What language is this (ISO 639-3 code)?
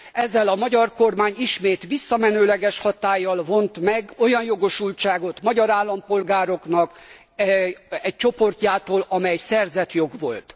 hun